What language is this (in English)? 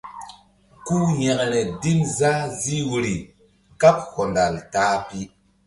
Mbum